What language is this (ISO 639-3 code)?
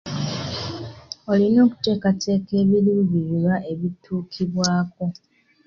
lug